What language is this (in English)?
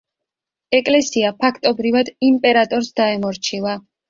Georgian